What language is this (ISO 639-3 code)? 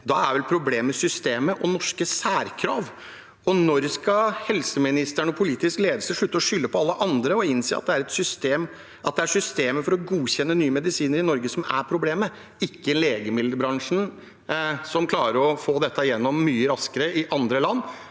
nor